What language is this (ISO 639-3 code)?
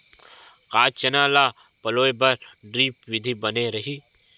hne